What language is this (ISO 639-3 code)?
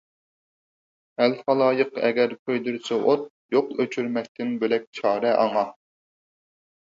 uig